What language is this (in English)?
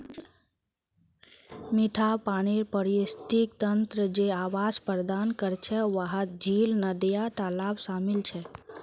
Magahi